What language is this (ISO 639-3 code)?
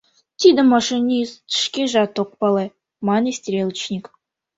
chm